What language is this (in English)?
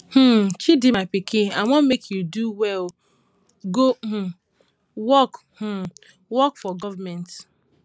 Nigerian Pidgin